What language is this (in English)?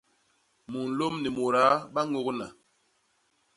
Basaa